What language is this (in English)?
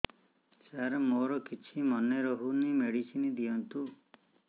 Odia